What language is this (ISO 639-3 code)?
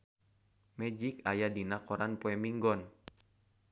sun